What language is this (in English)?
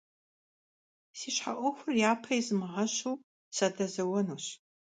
Kabardian